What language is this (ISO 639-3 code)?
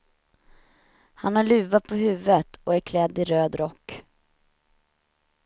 swe